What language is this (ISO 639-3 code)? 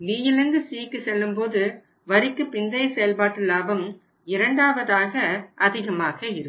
tam